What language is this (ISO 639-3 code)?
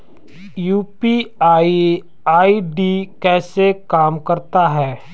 hin